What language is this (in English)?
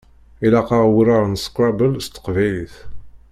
Kabyle